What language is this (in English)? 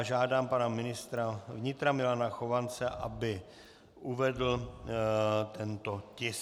Czech